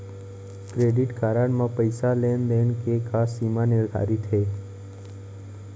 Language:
Chhattisgarhi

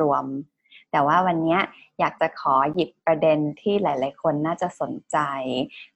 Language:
Thai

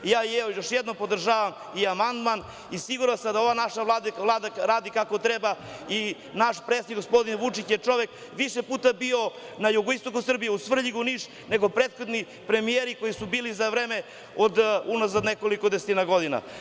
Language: Serbian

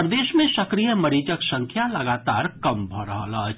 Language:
Maithili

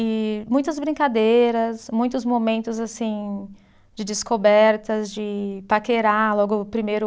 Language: Portuguese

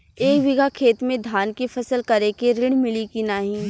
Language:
Bhojpuri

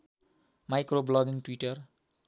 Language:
Nepali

